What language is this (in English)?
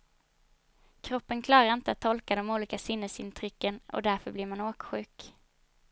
Swedish